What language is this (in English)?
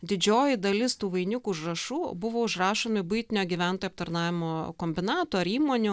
Lithuanian